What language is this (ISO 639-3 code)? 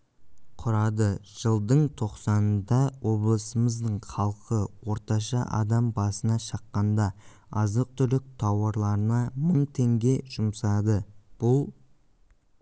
kaz